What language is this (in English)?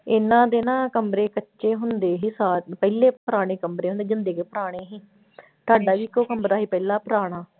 Punjabi